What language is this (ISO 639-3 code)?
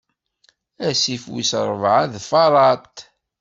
kab